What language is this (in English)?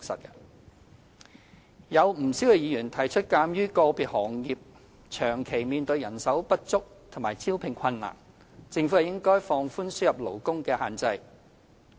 Cantonese